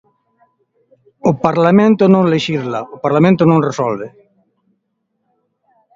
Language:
Galician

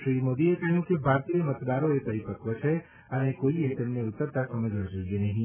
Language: Gujarati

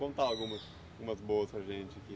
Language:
Portuguese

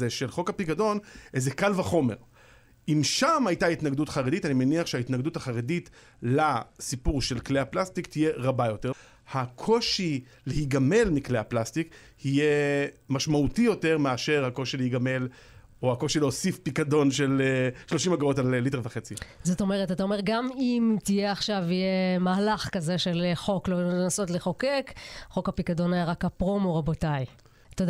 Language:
Hebrew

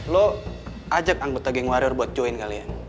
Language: Indonesian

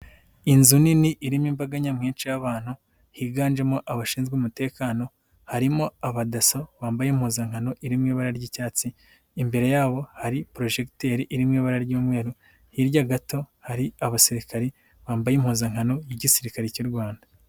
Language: Kinyarwanda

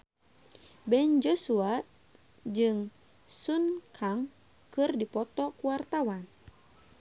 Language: Sundanese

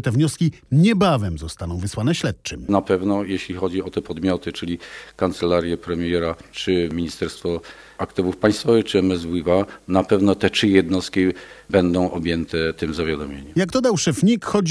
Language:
Polish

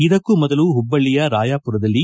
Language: Kannada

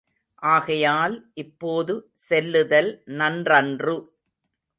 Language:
Tamil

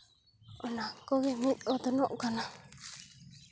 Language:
Santali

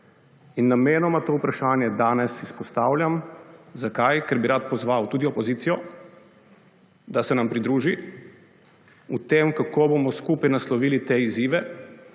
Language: Slovenian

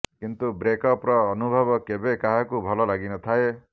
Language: Odia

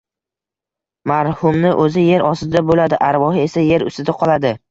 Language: Uzbek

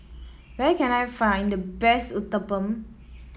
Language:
English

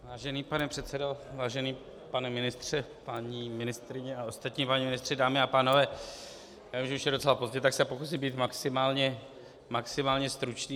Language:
Czech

